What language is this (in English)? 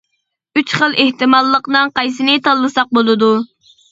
Uyghur